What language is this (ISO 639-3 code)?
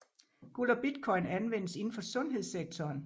dan